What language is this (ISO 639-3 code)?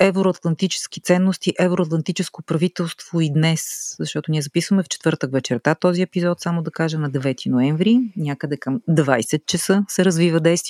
bul